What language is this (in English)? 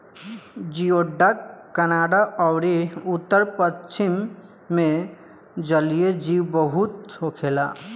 Bhojpuri